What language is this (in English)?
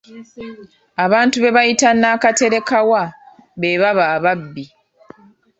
Ganda